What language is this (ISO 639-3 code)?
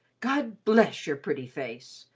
eng